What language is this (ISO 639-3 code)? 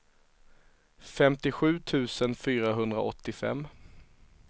swe